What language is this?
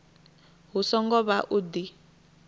Venda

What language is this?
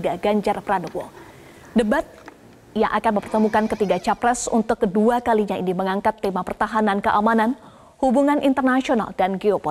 Indonesian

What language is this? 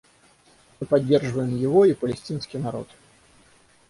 Russian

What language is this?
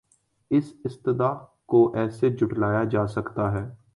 Urdu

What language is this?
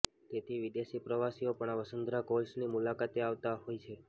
Gujarati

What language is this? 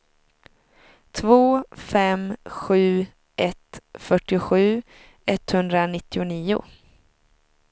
Swedish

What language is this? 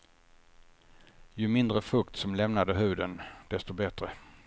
Swedish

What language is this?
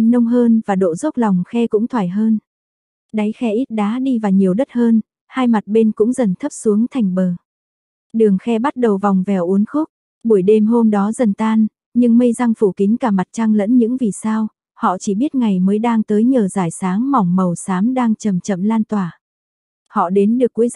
Vietnamese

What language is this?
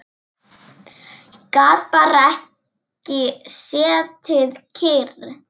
Icelandic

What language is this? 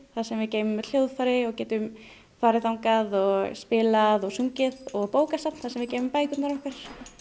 Icelandic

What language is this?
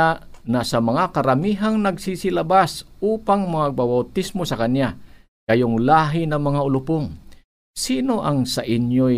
Filipino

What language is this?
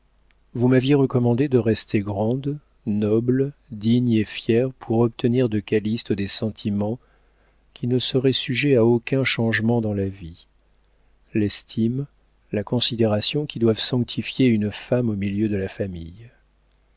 French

